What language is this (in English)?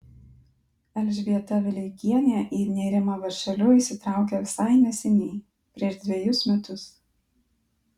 Lithuanian